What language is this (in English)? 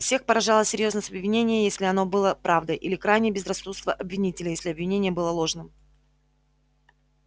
Russian